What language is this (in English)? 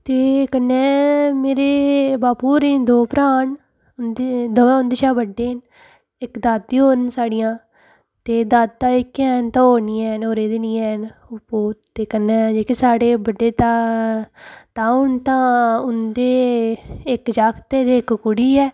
Dogri